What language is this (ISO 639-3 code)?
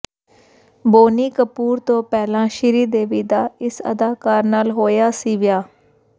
pan